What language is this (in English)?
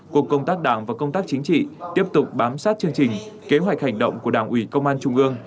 Vietnamese